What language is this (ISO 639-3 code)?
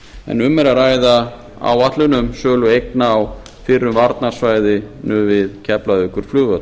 isl